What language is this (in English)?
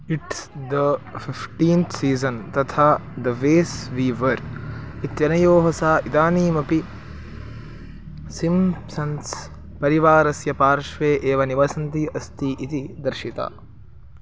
Sanskrit